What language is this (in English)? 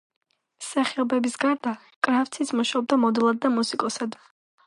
Georgian